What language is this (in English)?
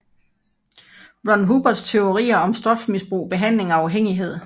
Danish